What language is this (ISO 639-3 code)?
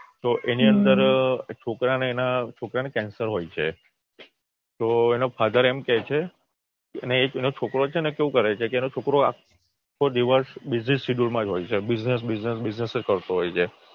guj